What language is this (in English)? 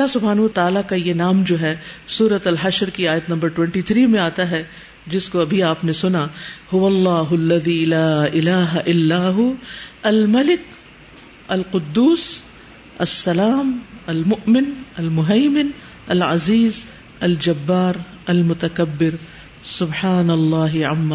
Urdu